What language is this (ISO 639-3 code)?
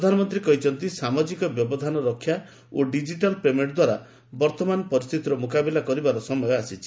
ori